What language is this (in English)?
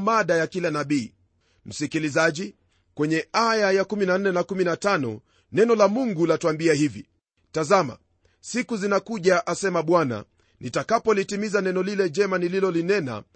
Swahili